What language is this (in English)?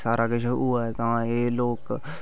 Dogri